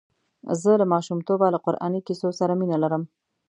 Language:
Pashto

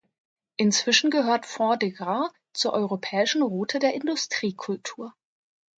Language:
German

